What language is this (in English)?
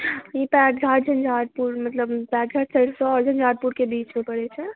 Maithili